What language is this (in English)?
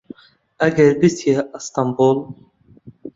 Central Kurdish